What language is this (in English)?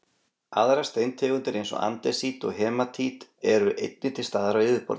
Icelandic